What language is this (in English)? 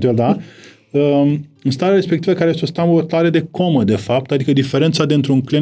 Romanian